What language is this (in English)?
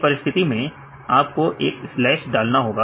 Hindi